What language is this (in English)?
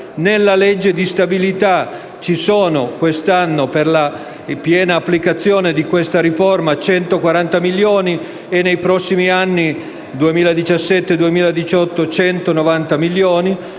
Italian